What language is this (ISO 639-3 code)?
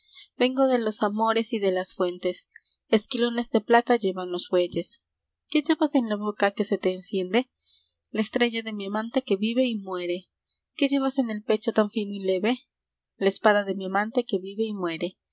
spa